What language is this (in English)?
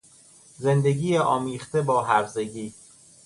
Persian